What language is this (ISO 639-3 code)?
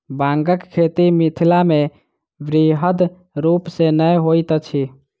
mai